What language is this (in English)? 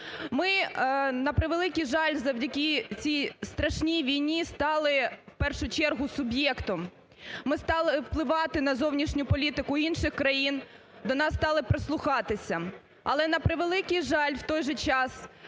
Ukrainian